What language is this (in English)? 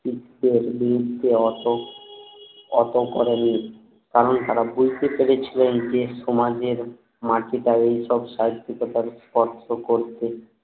Bangla